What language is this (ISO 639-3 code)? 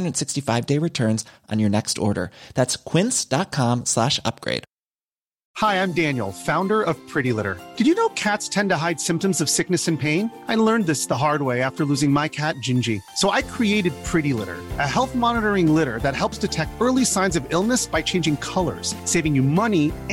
swe